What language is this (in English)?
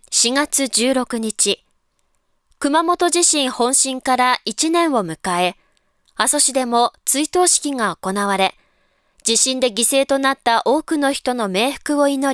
Japanese